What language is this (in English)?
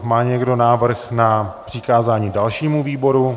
Czech